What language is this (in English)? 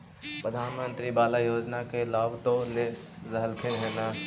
Magahi